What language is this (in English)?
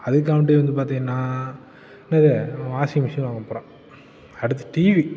Tamil